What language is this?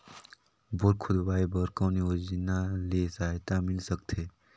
Chhattisgarhi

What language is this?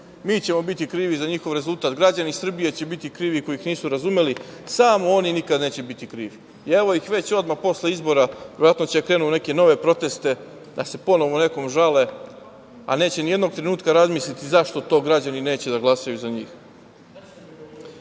Serbian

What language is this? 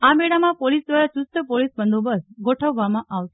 Gujarati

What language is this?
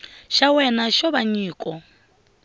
Tsonga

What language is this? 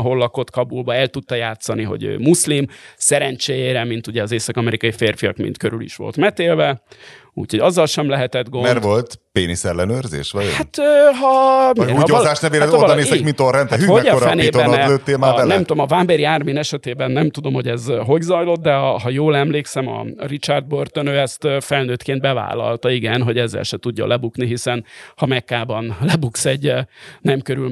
Hungarian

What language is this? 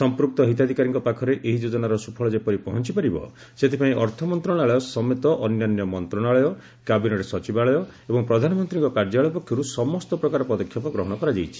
Odia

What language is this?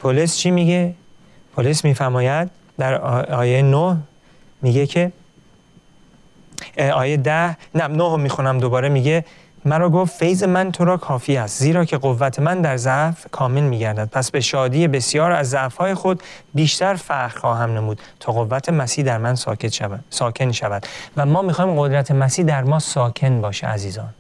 Persian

